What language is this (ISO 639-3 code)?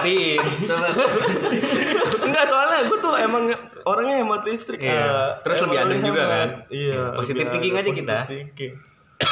ind